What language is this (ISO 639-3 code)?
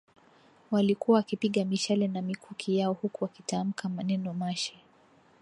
swa